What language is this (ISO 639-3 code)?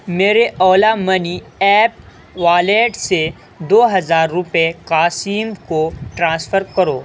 urd